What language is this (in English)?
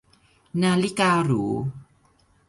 Thai